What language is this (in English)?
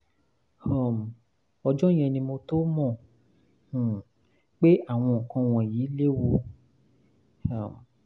Yoruba